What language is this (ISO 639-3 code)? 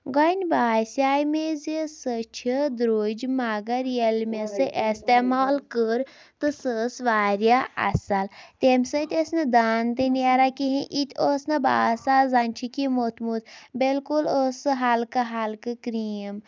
kas